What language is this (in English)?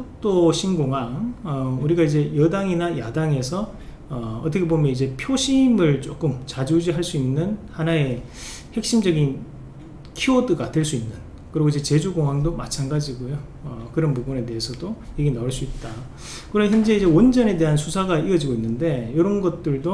Korean